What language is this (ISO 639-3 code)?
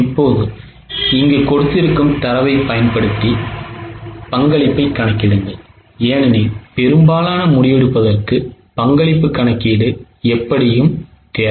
tam